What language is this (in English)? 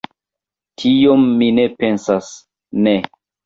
Esperanto